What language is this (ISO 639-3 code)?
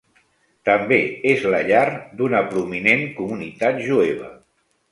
cat